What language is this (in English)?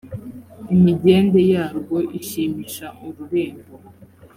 Kinyarwanda